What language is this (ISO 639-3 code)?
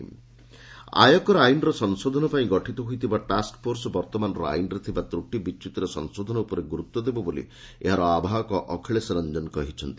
ori